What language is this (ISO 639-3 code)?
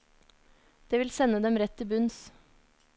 nor